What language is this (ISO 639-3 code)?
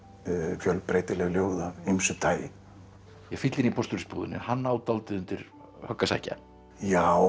isl